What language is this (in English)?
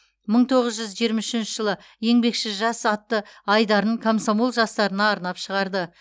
Kazakh